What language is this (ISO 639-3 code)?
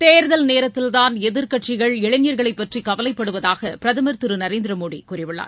tam